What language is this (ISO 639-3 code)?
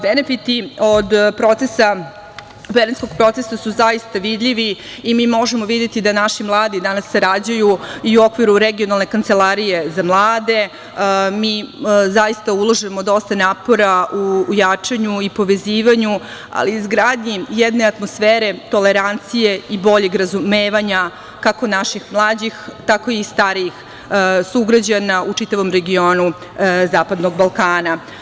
srp